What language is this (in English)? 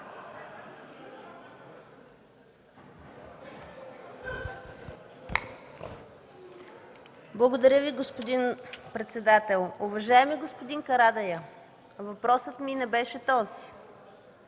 Bulgarian